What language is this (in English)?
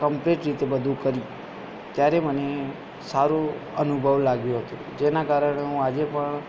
Gujarati